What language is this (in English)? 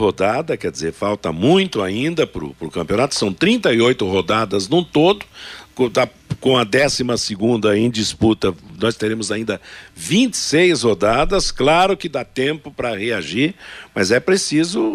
Portuguese